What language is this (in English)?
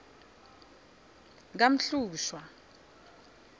Swati